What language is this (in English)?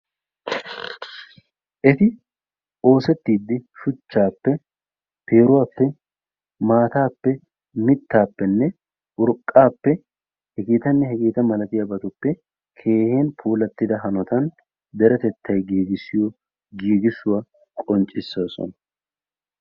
Wolaytta